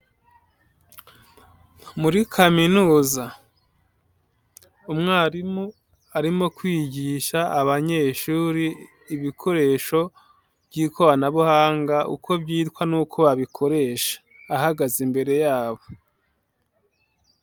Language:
Kinyarwanda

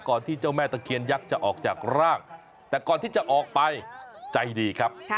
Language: Thai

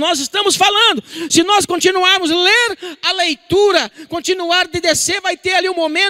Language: Portuguese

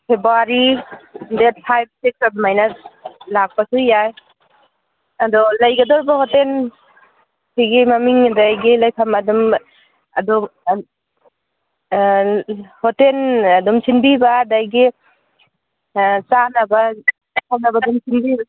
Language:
Manipuri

